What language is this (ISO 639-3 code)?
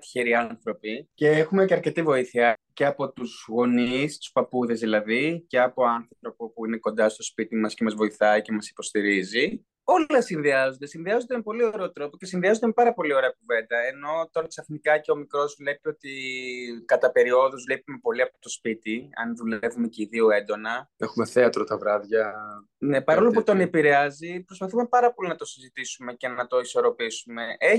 ell